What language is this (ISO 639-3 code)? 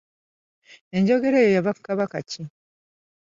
lug